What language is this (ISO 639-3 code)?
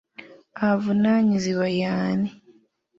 lug